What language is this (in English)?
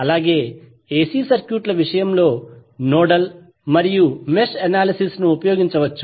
Telugu